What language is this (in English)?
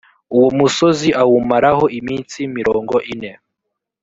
Kinyarwanda